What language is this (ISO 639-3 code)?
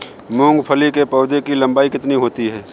hin